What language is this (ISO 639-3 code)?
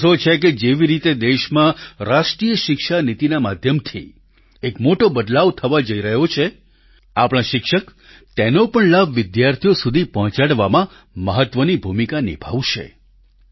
guj